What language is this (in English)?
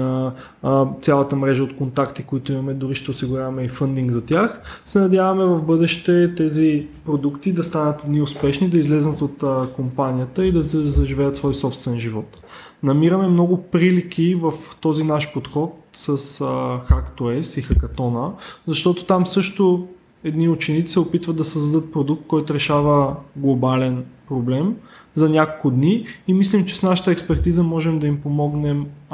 Bulgarian